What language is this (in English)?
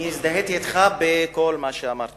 Hebrew